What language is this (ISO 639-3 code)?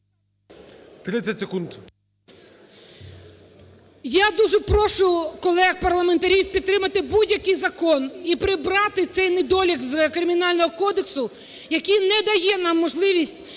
ukr